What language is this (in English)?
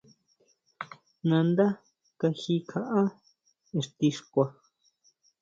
Huautla Mazatec